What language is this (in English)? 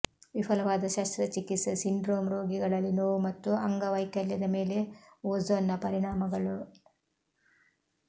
Kannada